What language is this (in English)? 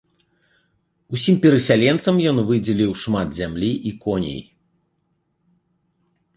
Belarusian